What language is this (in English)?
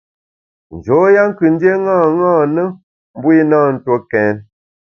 Bamun